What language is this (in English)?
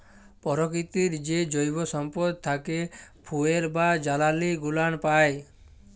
Bangla